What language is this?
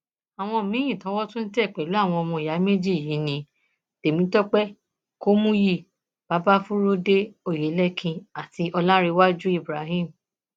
Yoruba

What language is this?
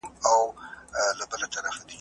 Pashto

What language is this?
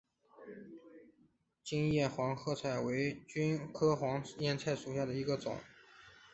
Chinese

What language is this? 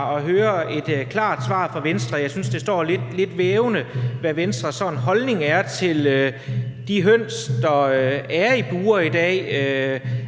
Danish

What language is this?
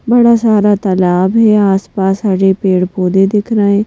Hindi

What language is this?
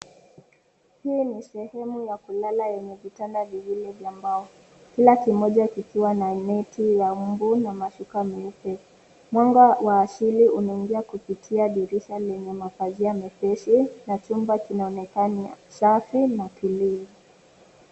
Swahili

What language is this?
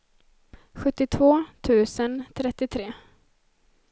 Swedish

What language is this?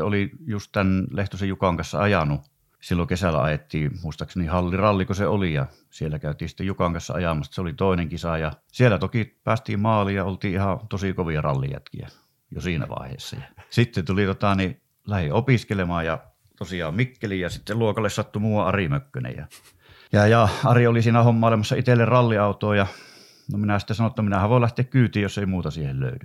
Finnish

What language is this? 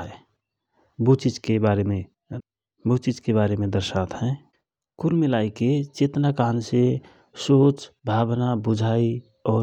Rana Tharu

